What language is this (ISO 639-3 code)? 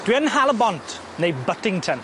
cym